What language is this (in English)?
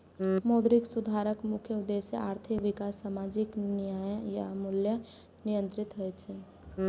Maithili